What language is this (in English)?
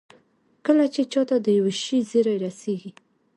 Pashto